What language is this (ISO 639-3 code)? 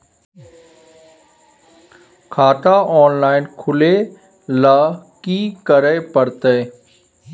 mai